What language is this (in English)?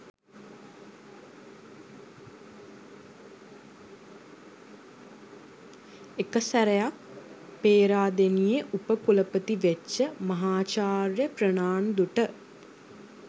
Sinhala